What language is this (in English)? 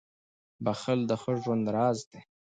Pashto